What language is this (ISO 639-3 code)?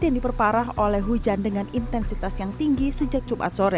ind